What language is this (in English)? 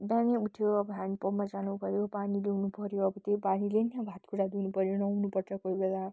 Nepali